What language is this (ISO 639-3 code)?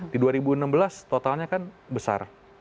ind